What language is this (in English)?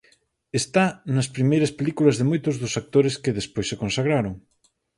Galician